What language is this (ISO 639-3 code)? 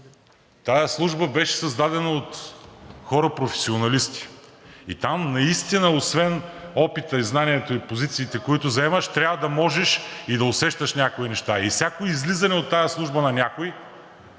bul